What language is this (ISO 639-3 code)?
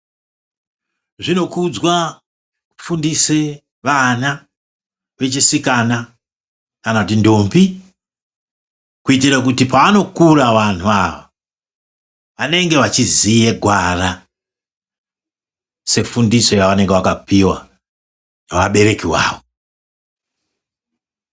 ndc